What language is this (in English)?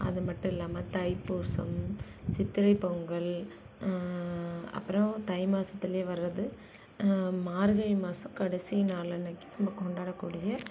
Tamil